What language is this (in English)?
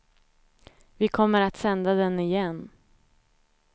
Swedish